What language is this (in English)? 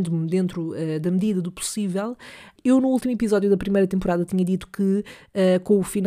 Portuguese